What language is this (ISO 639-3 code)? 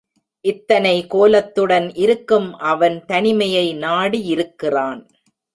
tam